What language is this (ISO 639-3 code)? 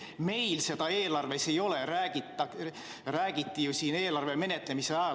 est